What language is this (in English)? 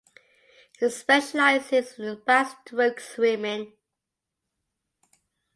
English